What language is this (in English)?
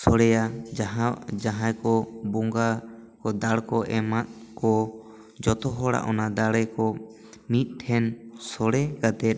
Santali